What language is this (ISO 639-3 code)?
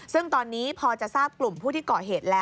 tha